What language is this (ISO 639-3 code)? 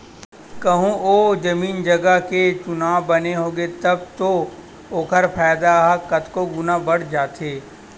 hne